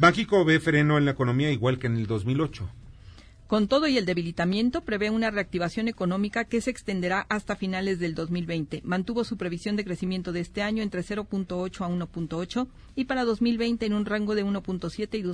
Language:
Spanish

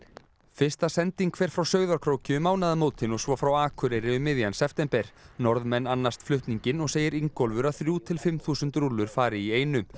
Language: Icelandic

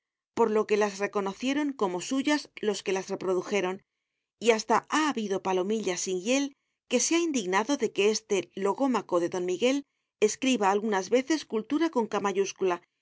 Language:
Spanish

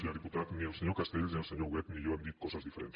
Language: Catalan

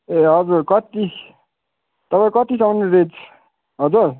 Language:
Nepali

